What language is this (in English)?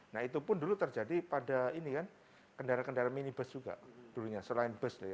Indonesian